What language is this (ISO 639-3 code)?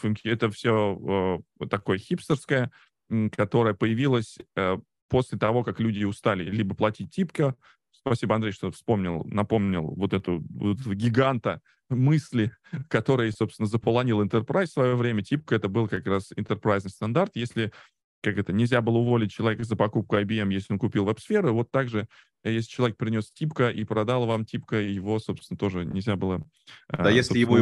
rus